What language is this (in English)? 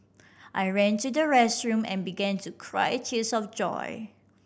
English